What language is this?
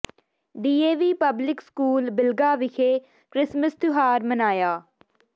Punjabi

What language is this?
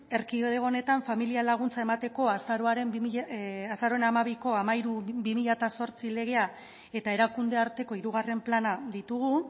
Basque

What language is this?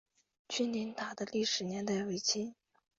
Chinese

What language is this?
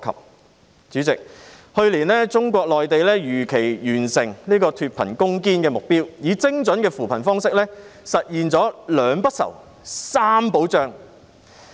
Cantonese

